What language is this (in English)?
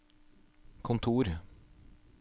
Norwegian